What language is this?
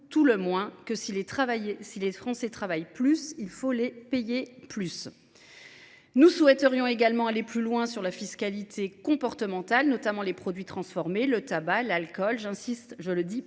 French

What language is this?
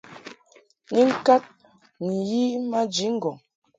Mungaka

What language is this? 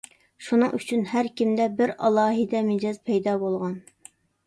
Uyghur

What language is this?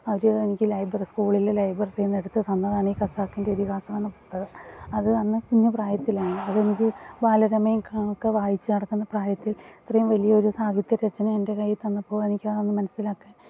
Malayalam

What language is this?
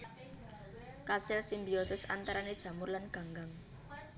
Javanese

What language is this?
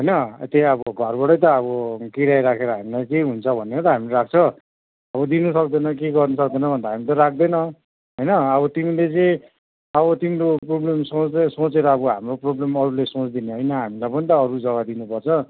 Nepali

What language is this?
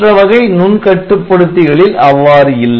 Tamil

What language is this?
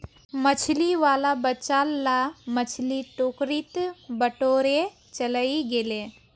Magahi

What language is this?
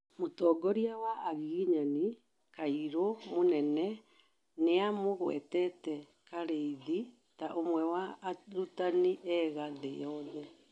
Kikuyu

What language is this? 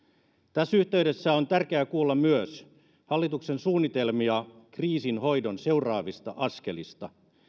Finnish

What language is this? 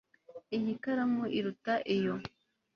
Kinyarwanda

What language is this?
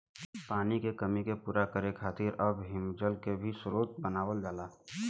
Bhojpuri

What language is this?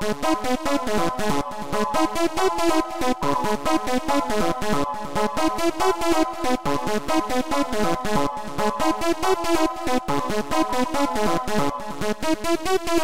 English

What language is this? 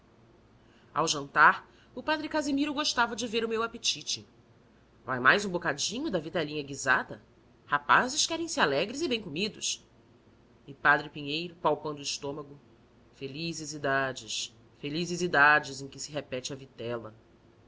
Portuguese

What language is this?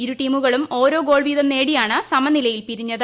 Malayalam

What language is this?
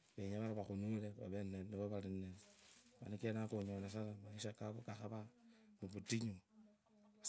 Kabras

